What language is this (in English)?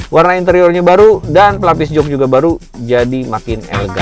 Indonesian